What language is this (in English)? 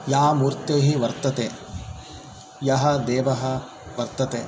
Sanskrit